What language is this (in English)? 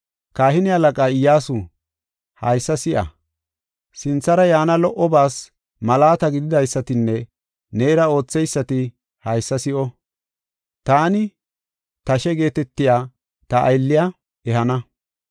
Gofa